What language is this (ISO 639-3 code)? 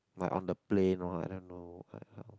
eng